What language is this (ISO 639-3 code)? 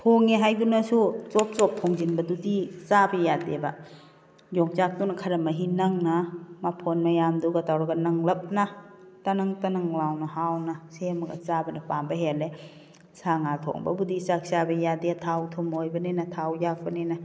mni